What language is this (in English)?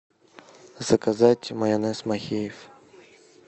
Russian